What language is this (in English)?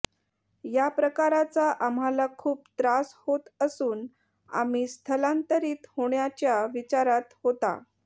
Marathi